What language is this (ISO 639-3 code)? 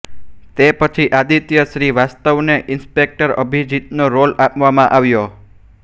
guj